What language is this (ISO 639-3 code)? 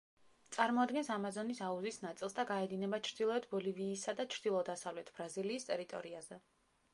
kat